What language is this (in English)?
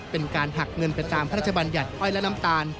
Thai